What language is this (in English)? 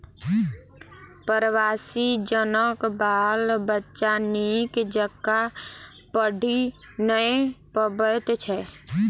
Maithili